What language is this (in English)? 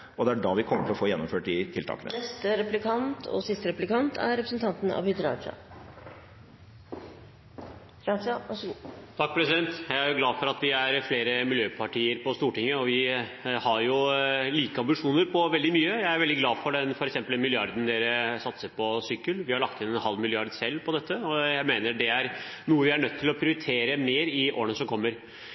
Norwegian Bokmål